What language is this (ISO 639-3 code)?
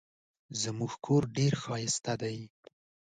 pus